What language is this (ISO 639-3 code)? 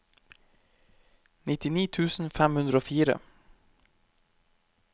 nor